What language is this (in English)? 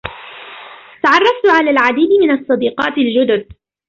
Arabic